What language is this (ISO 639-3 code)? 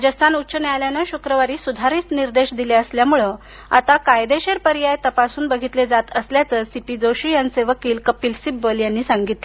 mar